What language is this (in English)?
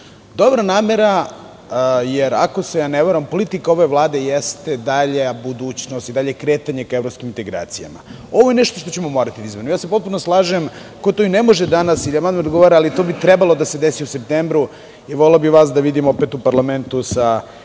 Serbian